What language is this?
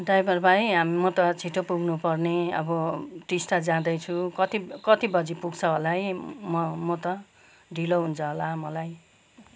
Nepali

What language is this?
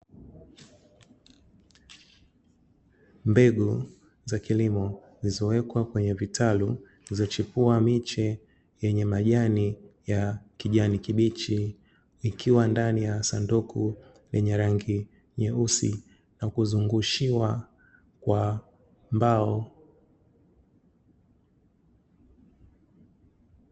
Swahili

